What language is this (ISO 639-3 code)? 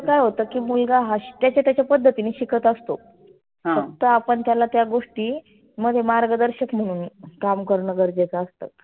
mar